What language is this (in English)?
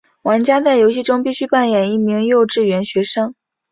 Chinese